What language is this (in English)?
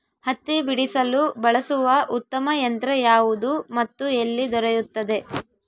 Kannada